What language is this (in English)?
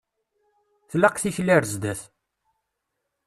Kabyle